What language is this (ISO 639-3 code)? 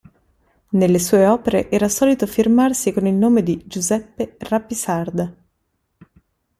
ita